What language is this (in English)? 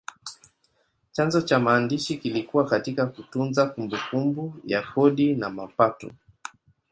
Swahili